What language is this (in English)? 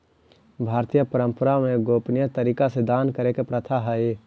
Magahi